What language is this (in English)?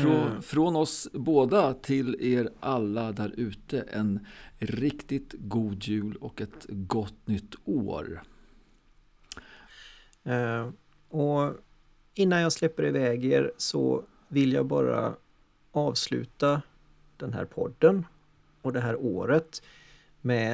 Swedish